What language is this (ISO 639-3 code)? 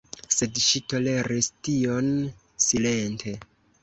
epo